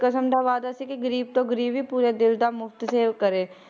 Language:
Punjabi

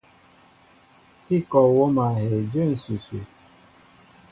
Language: Mbo (Cameroon)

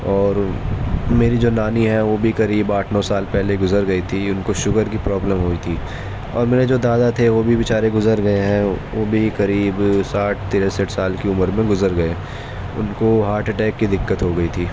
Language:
Urdu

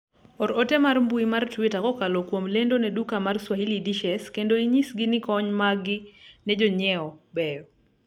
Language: Luo (Kenya and Tanzania)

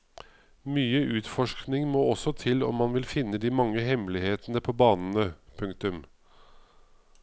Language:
Norwegian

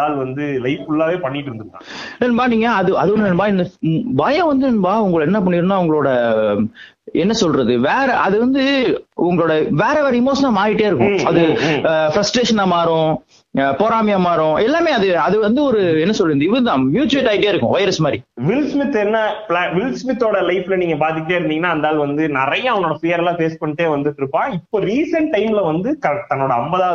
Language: Tamil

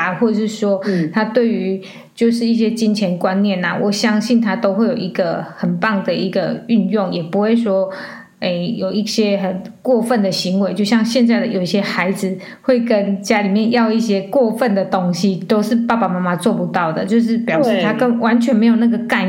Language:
Chinese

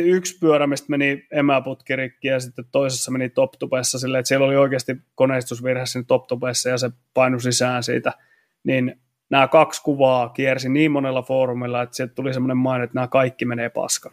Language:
Finnish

